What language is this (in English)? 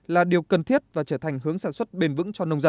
Vietnamese